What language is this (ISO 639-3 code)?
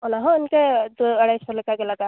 sat